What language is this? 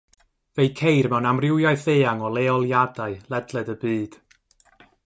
Welsh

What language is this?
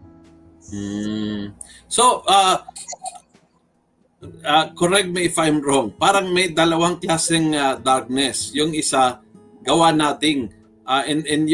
Filipino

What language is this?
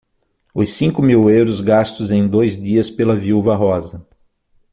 Portuguese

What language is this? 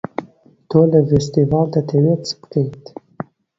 Central Kurdish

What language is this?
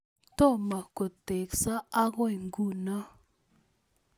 Kalenjin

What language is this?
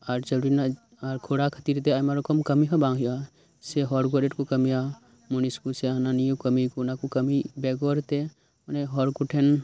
Santali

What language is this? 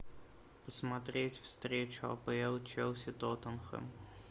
Russian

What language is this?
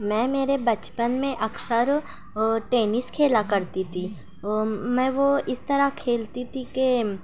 Urdu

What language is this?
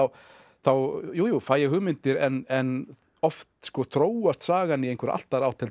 Icelandic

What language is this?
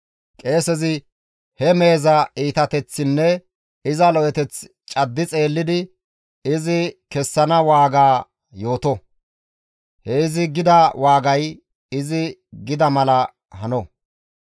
Gamo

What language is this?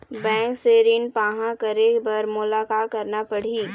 Chhattisgarhi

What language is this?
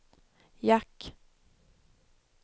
Swedish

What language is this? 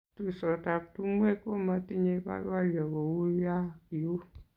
Kalenjin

